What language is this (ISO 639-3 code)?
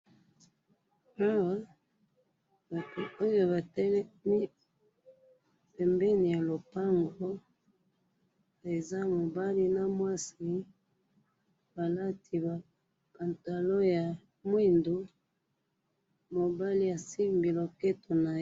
lin